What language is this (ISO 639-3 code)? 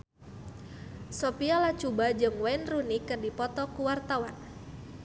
sun